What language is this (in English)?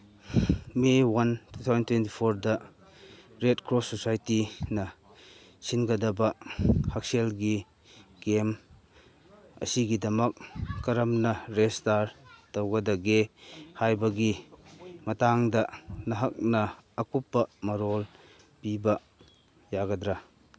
Manipuri